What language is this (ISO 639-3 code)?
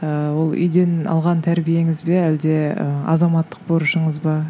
kaz